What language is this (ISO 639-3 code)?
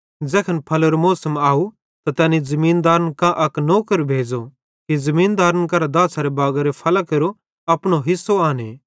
bhd